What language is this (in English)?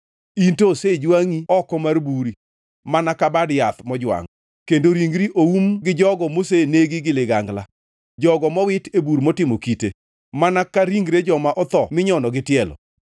Luo (Kenya and Tanzania)